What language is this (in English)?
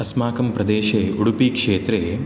Sanskrit